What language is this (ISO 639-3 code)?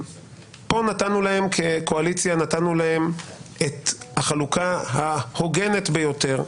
heb